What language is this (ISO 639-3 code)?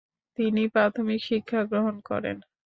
ben